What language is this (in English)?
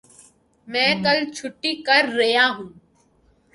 Urdu